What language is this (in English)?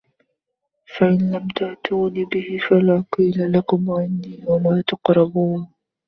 Arabic